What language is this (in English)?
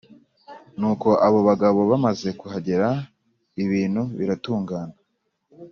Kinyarwanda